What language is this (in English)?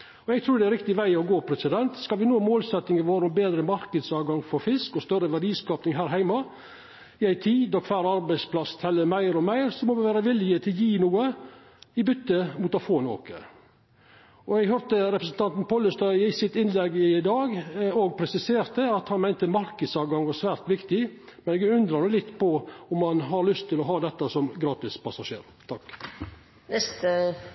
Norwegian Nynorsk